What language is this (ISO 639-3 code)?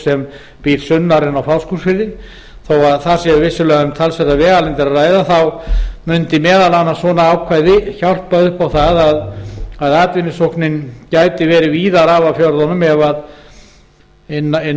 isl